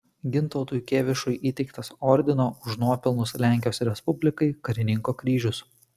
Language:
Lithuanian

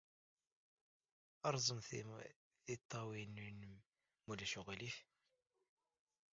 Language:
Kabyle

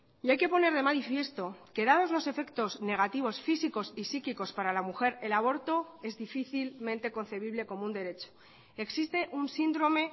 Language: Spanish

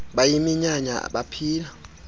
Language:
Xhosa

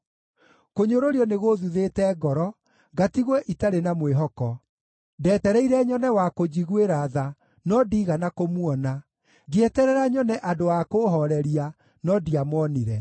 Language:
Kikuyu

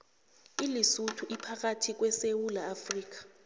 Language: South Ndebele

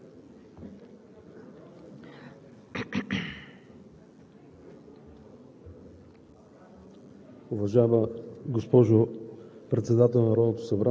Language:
Bulgarian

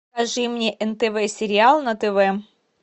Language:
Russian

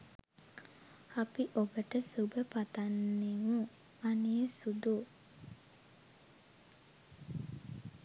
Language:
Sinhala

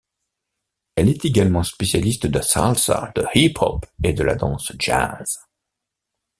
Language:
French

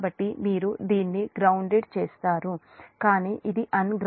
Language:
Telugu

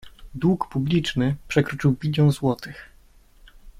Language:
Polish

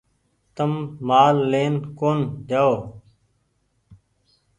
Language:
Goaria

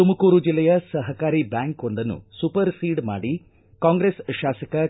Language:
Kannada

